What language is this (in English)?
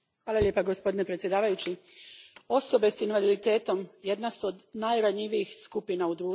Croatian